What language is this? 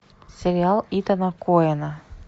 Russian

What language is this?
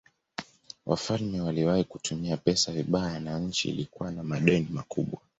Swahili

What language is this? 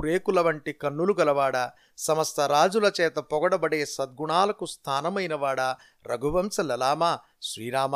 Telugu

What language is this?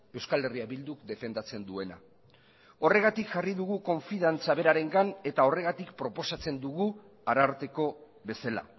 Basque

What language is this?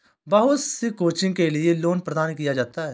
Hindi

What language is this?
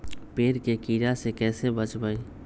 Magahi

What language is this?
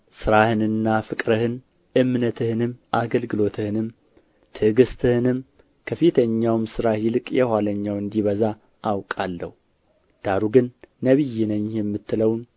Amharic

